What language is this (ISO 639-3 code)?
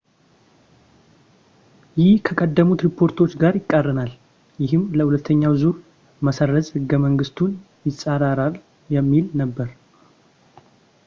amh